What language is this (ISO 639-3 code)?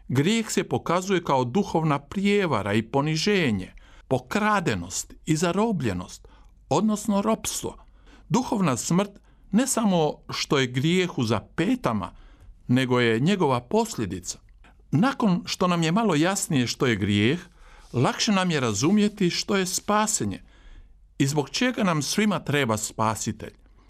hrv